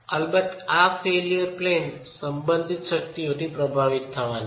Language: Gujarati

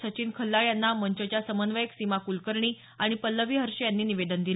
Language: Marathi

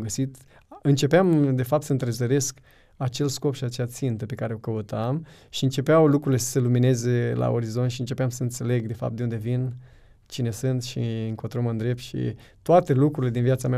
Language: Romanian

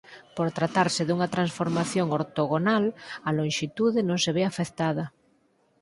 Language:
Galician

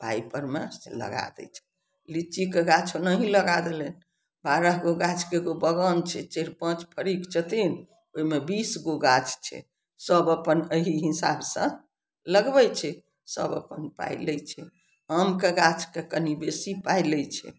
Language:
Maithili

